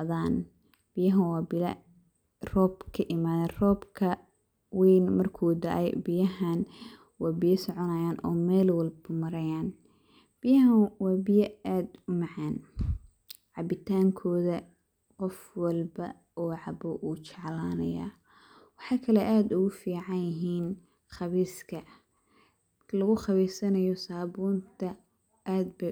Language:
Somali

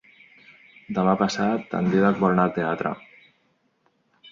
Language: Catalan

